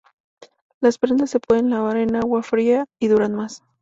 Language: Spanish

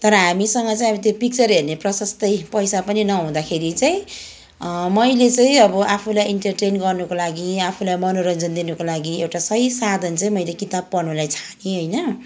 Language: Nepali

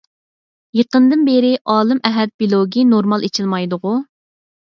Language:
Uyghur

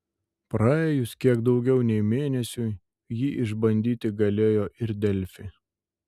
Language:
Lithuanian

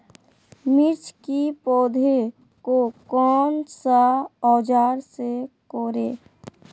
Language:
Magahi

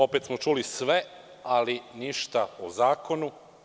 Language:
Serbian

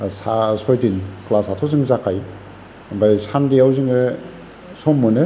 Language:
Bodo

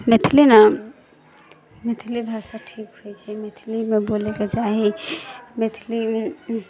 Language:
Maithili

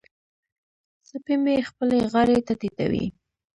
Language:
Pashto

